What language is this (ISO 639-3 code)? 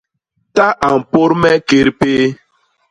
bas